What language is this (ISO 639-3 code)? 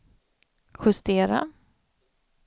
swe